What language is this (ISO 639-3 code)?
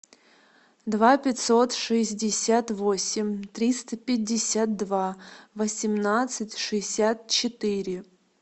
rus